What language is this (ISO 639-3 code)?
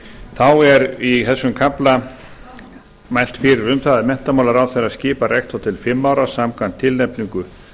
isl